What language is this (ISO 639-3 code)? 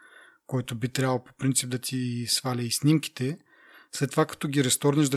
bul